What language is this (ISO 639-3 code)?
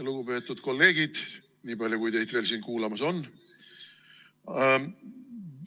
est